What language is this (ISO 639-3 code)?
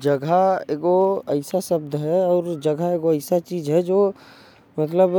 kfp